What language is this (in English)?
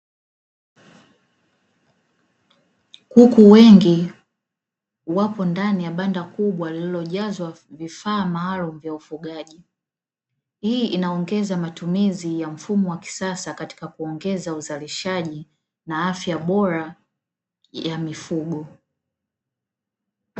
Swahili